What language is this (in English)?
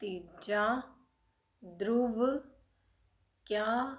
Punjabi